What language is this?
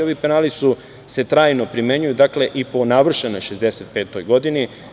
Serbian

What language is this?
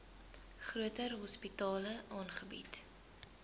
Afrikaans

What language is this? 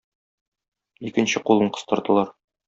Tatar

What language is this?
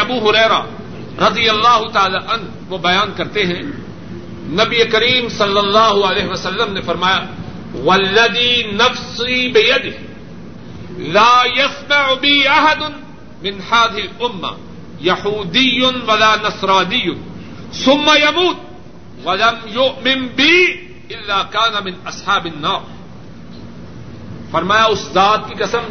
Urdu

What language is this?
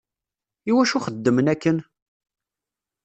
Kabyle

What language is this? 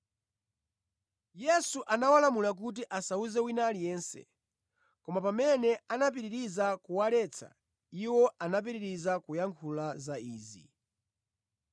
Nyanja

